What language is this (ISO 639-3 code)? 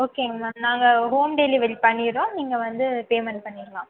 tam